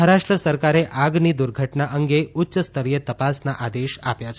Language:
Gujarati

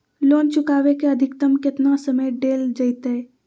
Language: Magahi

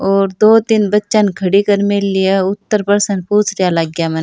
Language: Rajasthani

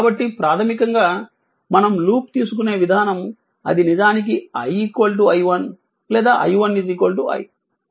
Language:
Telugu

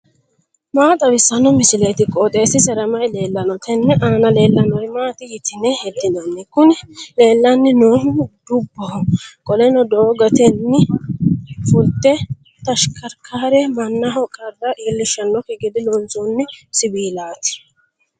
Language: Sidamo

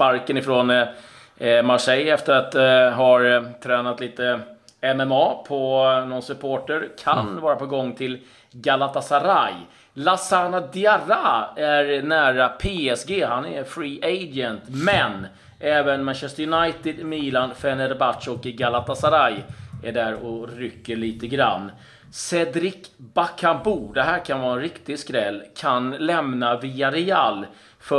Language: Swedish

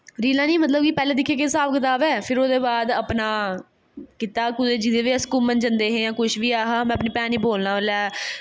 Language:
Dogri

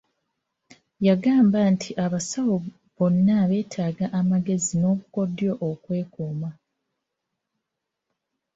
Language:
Ganda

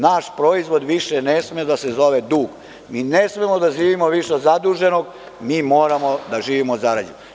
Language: Serbian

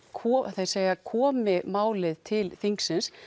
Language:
Icelandic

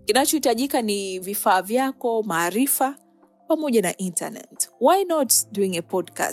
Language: Swahili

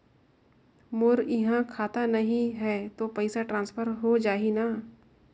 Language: Chhattisgarhi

